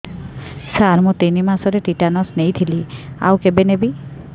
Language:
Odia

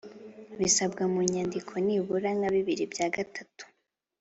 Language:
Kinyarwanda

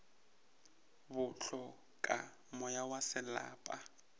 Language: Northern Sotho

